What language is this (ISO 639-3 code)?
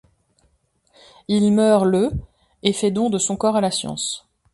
fra